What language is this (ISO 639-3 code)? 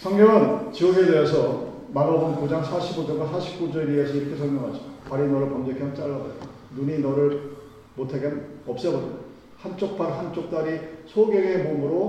kor